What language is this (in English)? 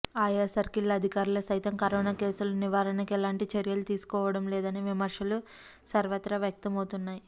Telugu